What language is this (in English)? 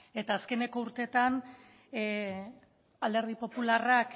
Basque